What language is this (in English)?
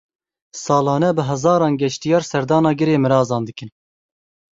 Kurdish